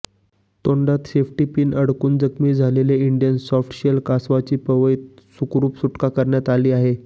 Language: Marathi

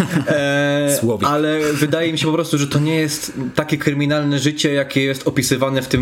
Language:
Polish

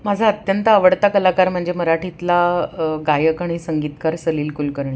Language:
Marathi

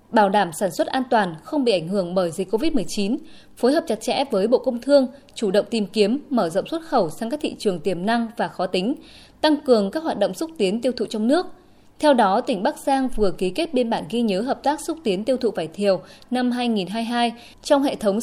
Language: Vietnamese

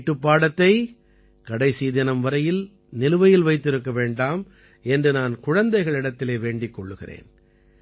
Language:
Tamil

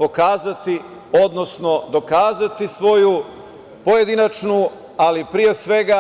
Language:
Serbian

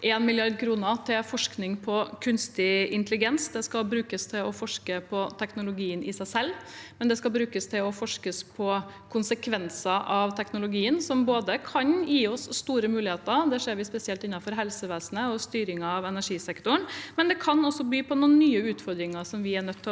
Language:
Norwegian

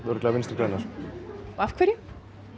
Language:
Icelandic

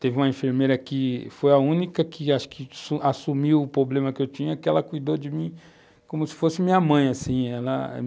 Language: Portuguese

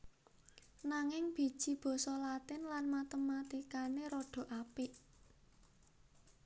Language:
Javanese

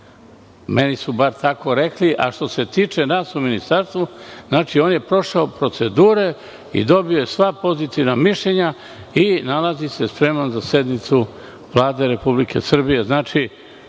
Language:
Serbian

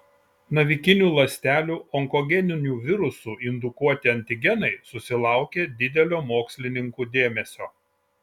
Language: Lithuanian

